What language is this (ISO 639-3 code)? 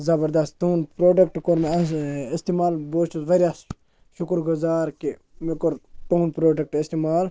kas